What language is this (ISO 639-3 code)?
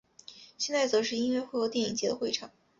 zho